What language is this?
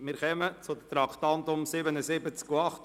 Swiss German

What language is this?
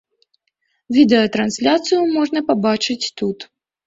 Belarusian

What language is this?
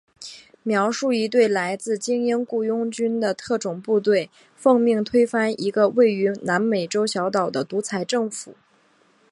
Chinese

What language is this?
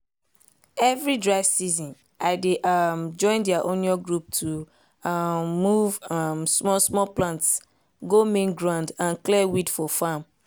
Nigerian Pidgin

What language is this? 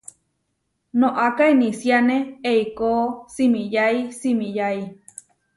Huarijio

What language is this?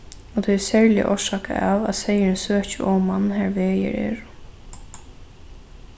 Faroese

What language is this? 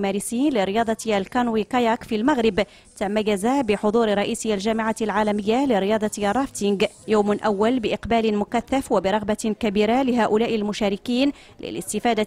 Arabic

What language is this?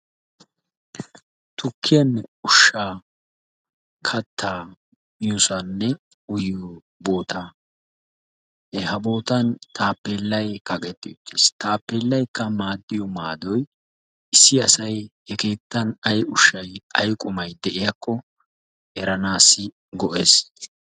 Wolaytta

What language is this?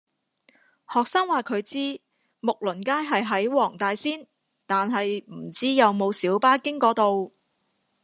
Cantonese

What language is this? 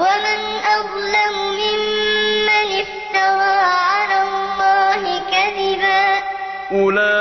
Arabic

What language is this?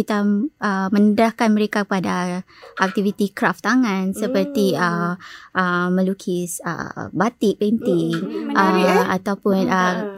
Malay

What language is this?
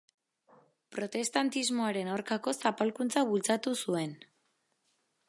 Basque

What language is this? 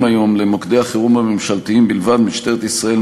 Hebrew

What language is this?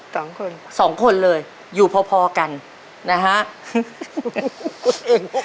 Thai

